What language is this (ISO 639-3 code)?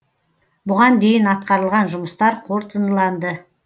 kaz